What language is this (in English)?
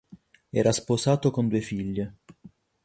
Italian